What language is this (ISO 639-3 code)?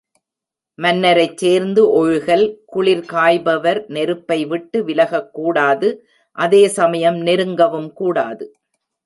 tam